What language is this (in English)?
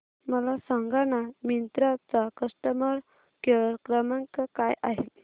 Marathi